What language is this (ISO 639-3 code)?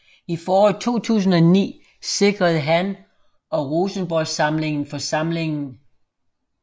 dan